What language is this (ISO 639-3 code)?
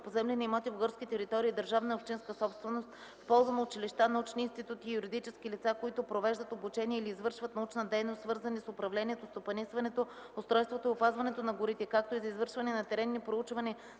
bul